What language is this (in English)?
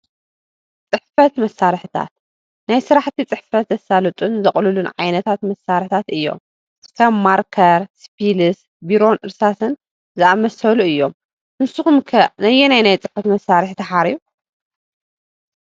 Tigrinya